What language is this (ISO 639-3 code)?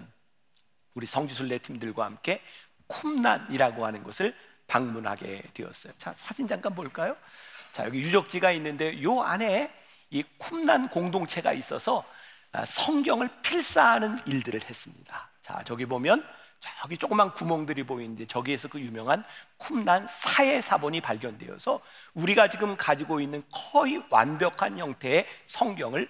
kor